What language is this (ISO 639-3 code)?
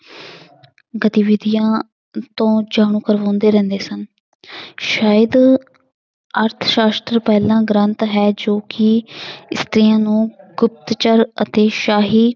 pan